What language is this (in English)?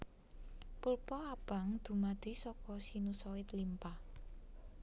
Javanese